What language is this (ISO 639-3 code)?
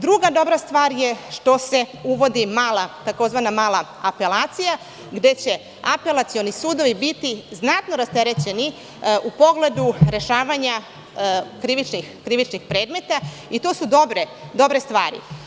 srp